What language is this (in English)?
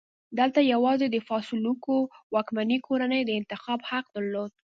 Pashto